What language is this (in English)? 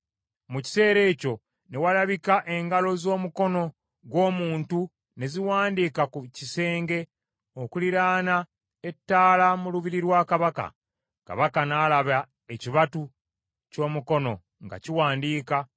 Ganda